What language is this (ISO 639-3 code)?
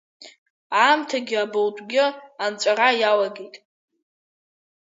abk